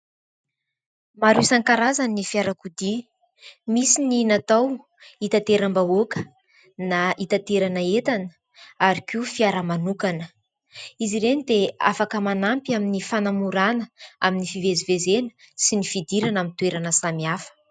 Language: Malagasy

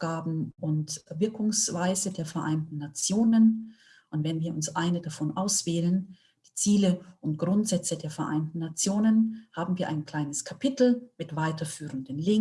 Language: German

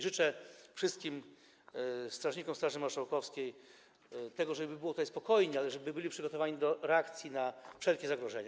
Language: Polish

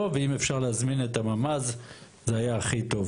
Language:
Hebrew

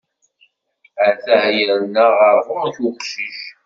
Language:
Kabyle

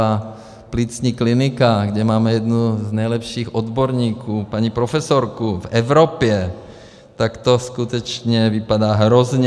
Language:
Czech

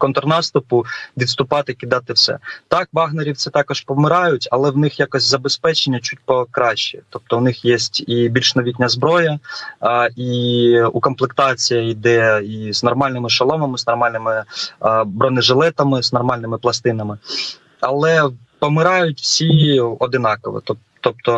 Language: Ukrainian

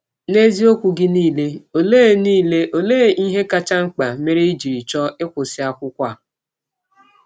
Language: Igbo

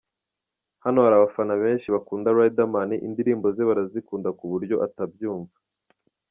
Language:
Kinyarwanda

